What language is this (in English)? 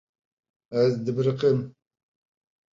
Kurdish